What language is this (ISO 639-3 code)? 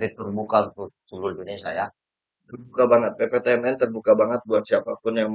ind